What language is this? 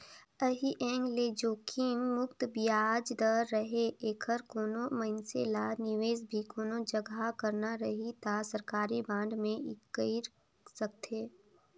Chhattisgarhi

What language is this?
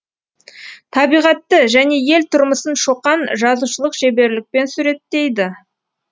Kazakh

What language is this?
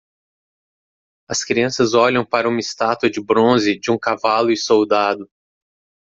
Portuguese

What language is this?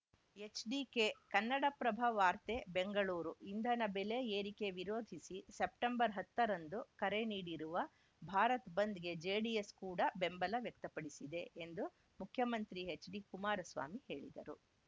Kannada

